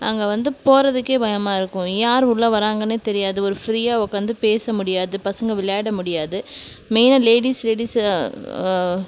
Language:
Tamil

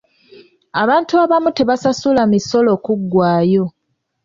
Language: Ganda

